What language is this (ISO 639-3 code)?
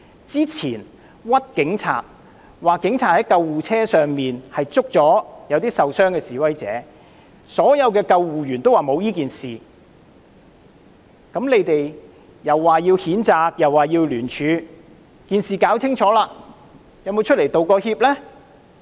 yue